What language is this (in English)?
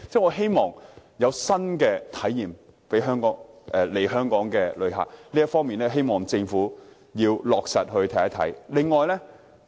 Cantonese